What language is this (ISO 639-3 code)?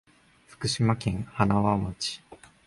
jpn